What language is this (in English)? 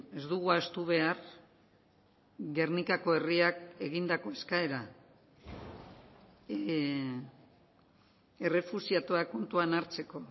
Basque